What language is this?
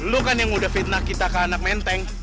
Indonesian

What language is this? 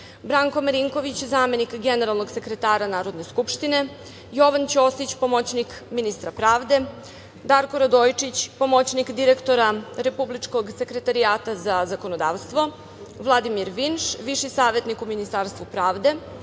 Serbian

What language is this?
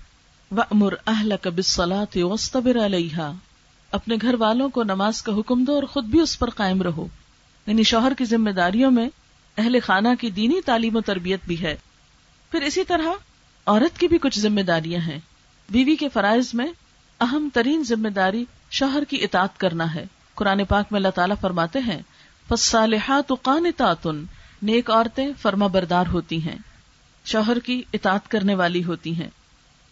Urdu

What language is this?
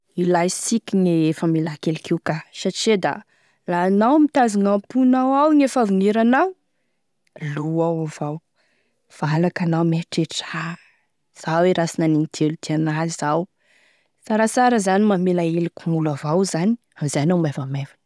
Tesaka Malagasy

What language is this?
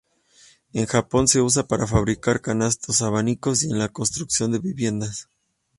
Spanish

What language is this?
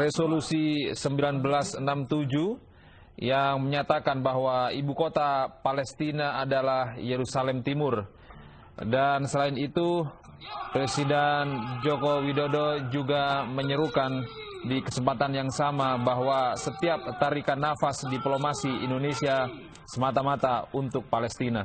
Indonesian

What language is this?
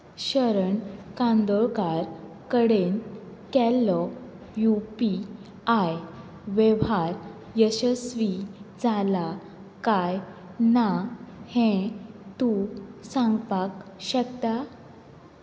Konkani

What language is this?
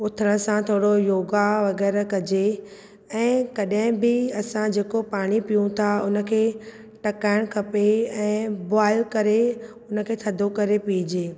Sindhi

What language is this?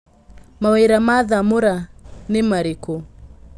Kikuyu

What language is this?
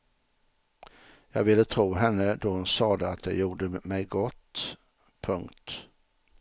Swedish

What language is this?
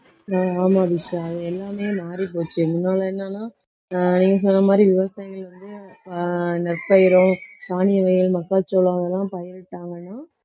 Tamil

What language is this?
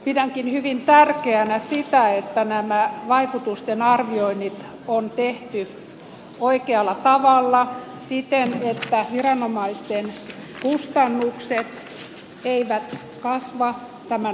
Finnish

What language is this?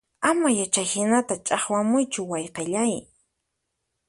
Puno Quechua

